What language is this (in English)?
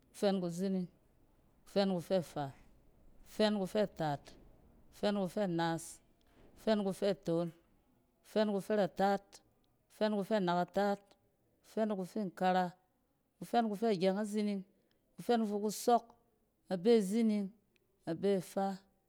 Cen